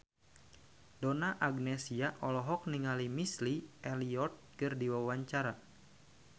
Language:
Sundanese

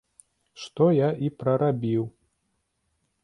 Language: Belarusian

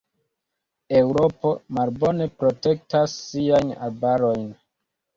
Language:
Esperanto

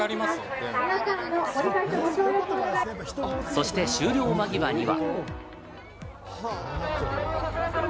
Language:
Japanese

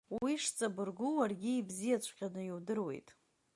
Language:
Abkhazian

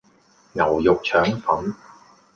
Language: Cantonese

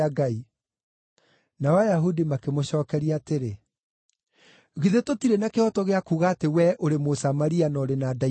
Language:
Kikuyu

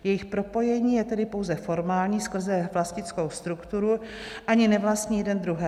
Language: Czech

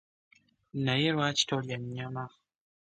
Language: Ganda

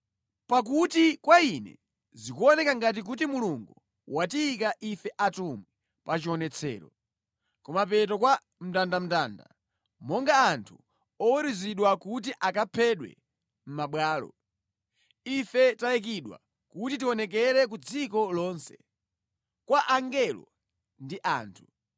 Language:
Nyanja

